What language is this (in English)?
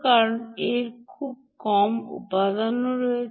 Bangla